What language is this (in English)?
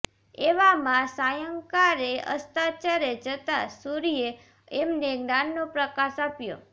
Gujarati